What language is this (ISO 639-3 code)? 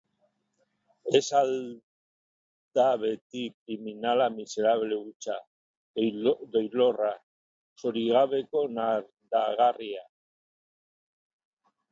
eus